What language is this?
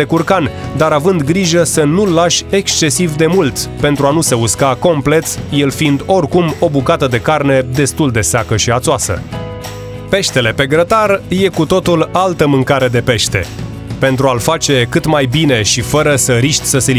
Romanian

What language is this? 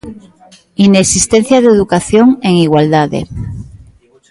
Galician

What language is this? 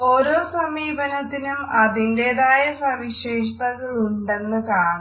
Malayalam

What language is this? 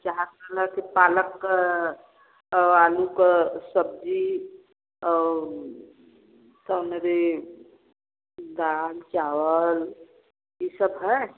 Hindi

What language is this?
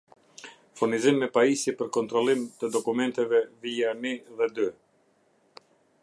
Albanian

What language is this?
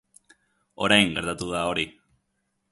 Basque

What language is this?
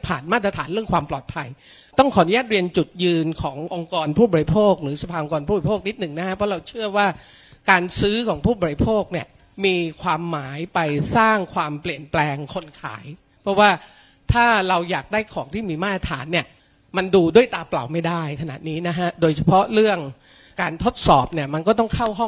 Thai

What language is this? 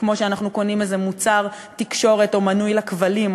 Hebrew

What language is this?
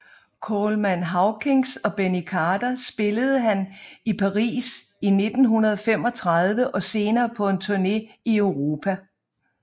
Danish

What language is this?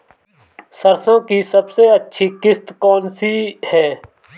Hindi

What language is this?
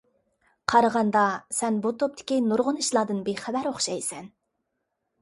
Uyghur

